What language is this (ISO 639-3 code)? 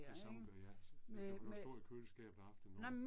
dan